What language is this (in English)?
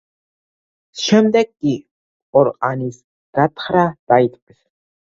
Georgian